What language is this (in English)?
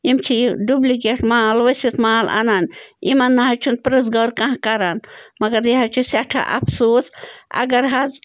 Kashmiri